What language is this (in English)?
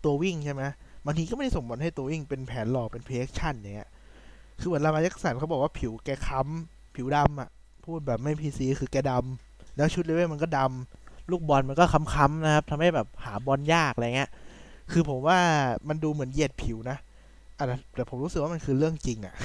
Thai